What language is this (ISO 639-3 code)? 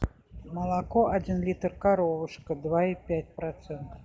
rus